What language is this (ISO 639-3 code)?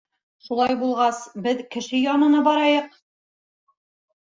bak